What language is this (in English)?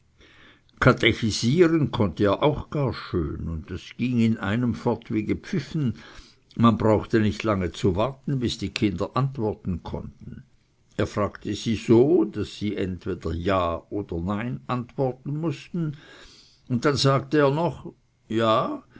German